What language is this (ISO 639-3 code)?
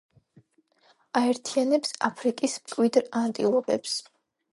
kat